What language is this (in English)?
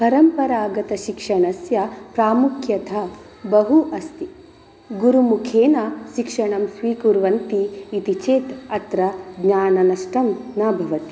Sanskrit